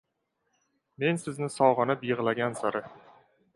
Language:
Uzbek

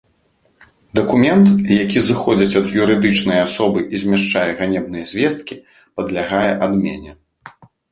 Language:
Belarusian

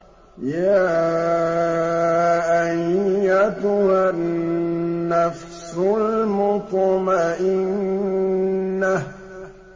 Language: Arabic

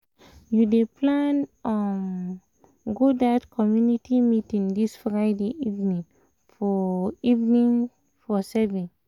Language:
Nigerian Pidgin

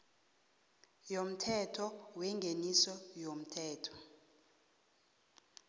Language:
South Ndebele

